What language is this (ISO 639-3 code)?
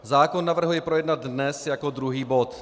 ces